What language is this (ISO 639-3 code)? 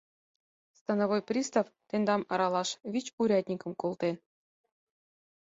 chm